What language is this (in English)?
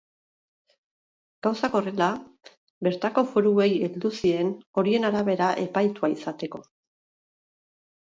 Basque